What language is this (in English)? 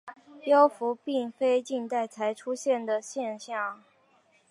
Chinese